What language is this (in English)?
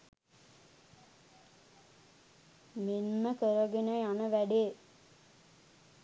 Sinhala